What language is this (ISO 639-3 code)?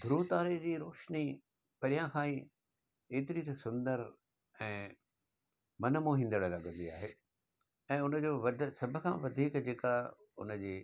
snd